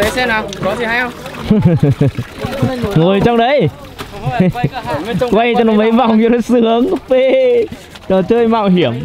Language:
Vietnamese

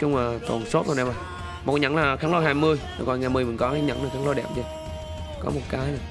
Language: Vietnamese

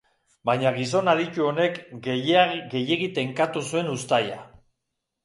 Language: Basque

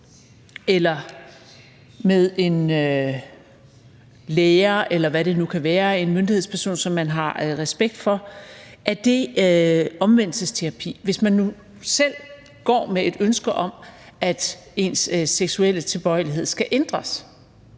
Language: Danish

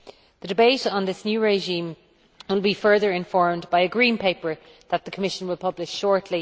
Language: English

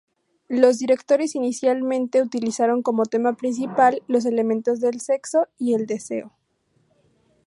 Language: Spanish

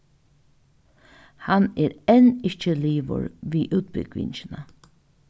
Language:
Faroese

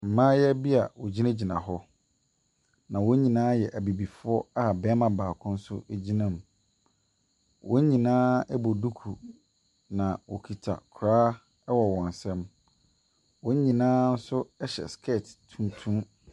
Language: Akan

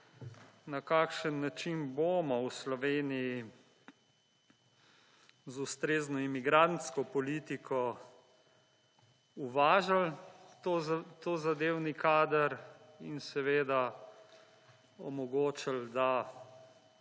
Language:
Slovenian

